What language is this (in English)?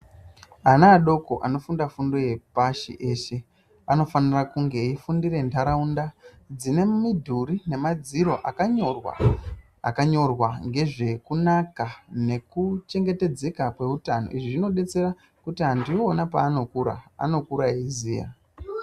Ndau